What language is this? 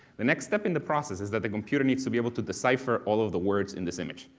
English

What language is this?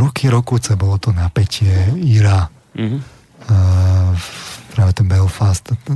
Slovak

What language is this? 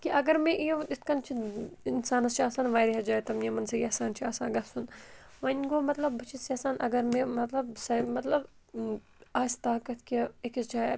Kashmiri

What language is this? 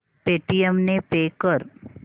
Marathi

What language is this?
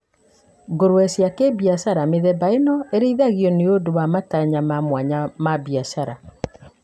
Kikuyu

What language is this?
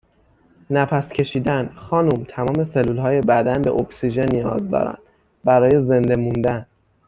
Persian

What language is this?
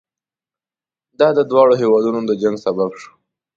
Pashto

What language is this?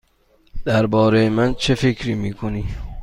Persian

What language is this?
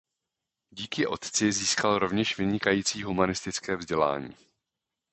Czech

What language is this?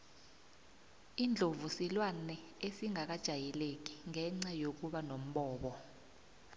South Ndebele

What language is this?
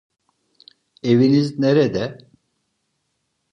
Turkish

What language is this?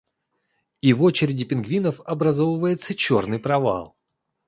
Russian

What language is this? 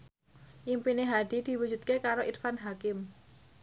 Javanese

